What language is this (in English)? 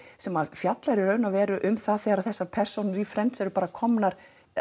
Icelandic